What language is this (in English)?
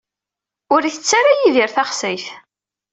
Kabyle